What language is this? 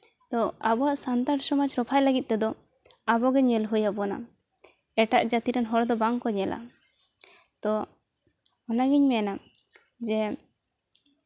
Santali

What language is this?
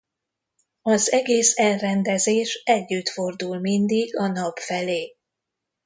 Hungarian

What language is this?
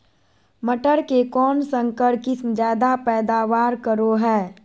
Magahi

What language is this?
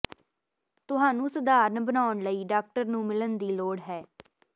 Punjabi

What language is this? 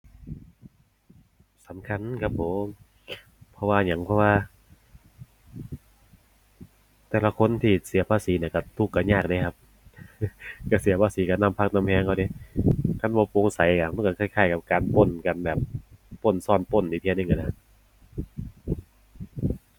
Thai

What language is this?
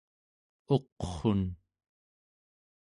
Central Yupik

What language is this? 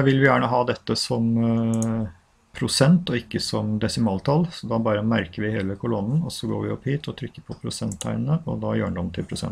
Norwegian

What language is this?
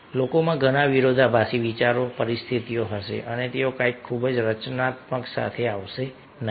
Gujarati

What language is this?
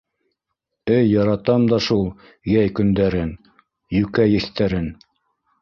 Bashkir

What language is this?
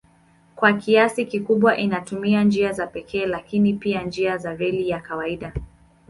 Swahili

